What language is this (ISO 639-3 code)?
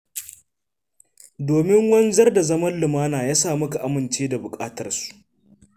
hau